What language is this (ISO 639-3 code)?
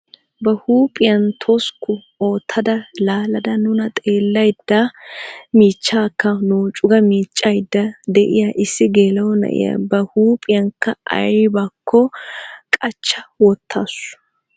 wal